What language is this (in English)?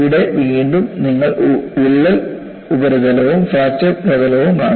Malayalam